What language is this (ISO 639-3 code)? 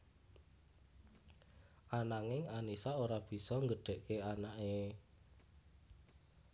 jav